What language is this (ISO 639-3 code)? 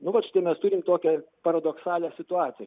lit